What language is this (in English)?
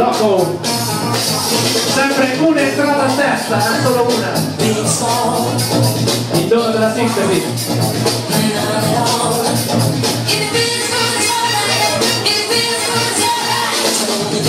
Polish